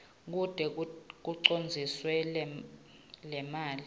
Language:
Swati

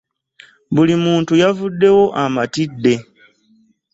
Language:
Ganda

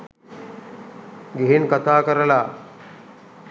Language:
Sinhala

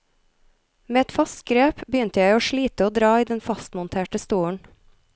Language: Norwegian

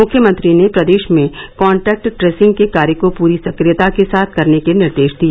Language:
Hindi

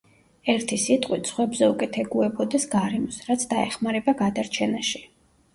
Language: Georgian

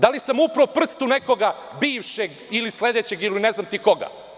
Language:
Serbian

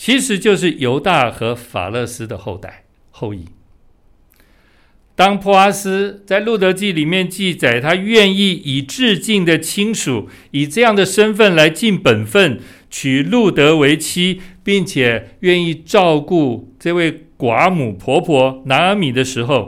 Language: Chinese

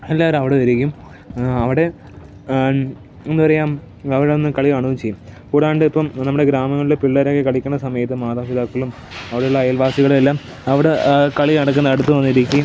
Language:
Malayalam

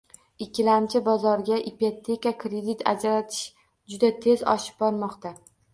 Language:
Uzbek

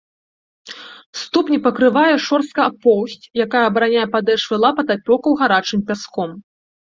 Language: Belarusian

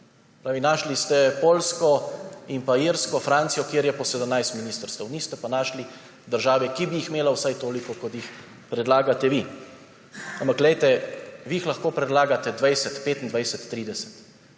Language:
Slovenian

